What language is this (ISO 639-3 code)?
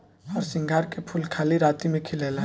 bho